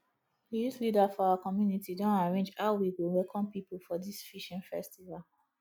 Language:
Nigerian Pidgin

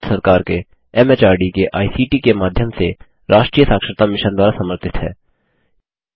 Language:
Hindi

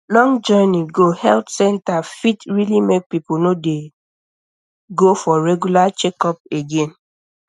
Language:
Nigerian Pidgin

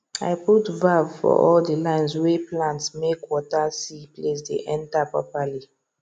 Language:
Nigerian Pidgin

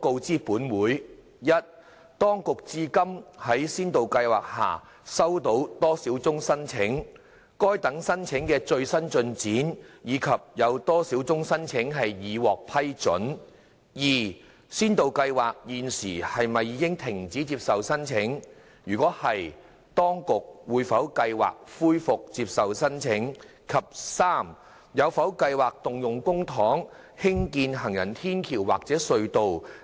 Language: Cantonese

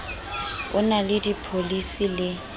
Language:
Southern Sotho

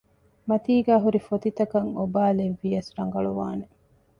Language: Divehi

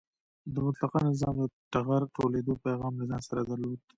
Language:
Pashto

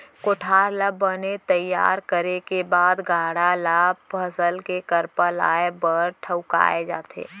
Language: Chhattisgarhi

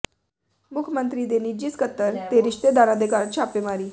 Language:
Punjabi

